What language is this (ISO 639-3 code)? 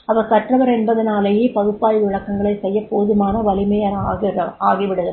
tam